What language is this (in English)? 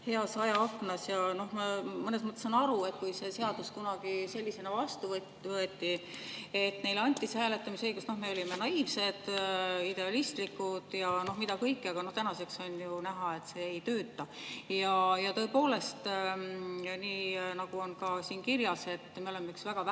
Estonian